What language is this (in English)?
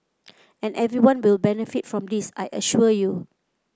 English